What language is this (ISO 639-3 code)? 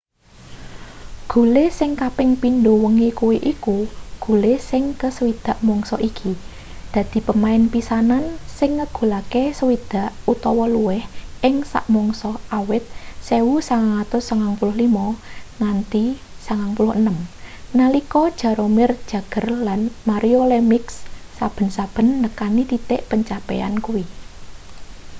jav